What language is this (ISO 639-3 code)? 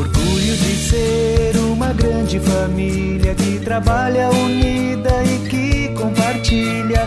por